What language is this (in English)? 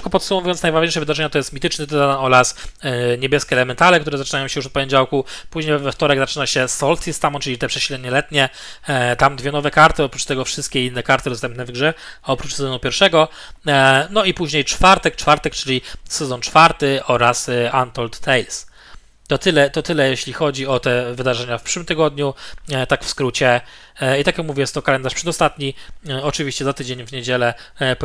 Polish